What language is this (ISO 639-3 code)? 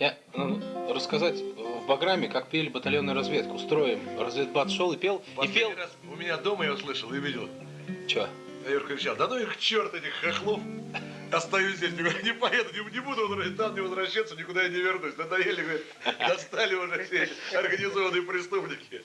rus